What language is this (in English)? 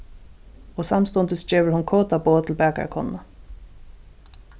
Faroese